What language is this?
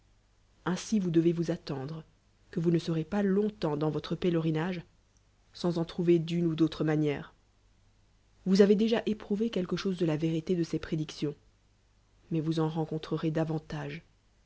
French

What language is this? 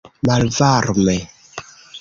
Esperanto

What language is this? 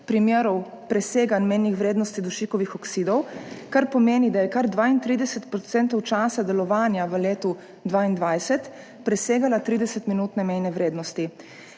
Slovenian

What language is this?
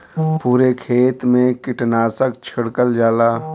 Bhojpuri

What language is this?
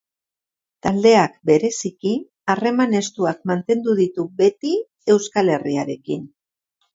Basque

